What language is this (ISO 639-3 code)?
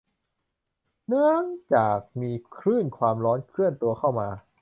tha